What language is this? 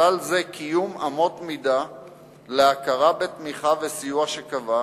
Hebrew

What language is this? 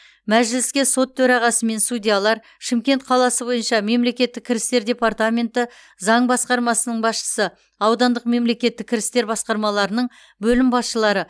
Kazakh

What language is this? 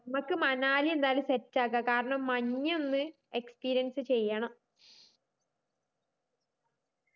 Malayalam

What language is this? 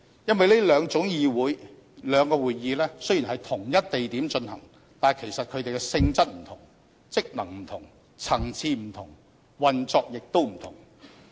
Cantonese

